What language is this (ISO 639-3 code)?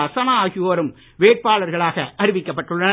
tam